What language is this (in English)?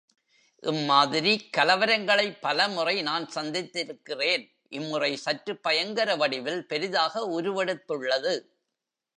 Tamil